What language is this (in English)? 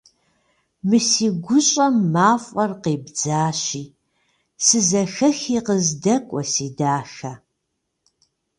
Kabardian